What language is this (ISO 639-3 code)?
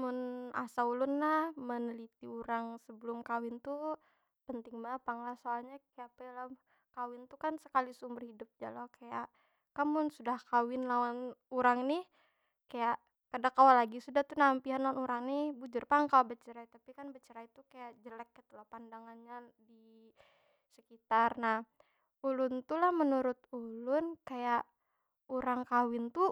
bjn